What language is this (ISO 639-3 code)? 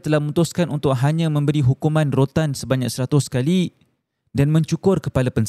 msa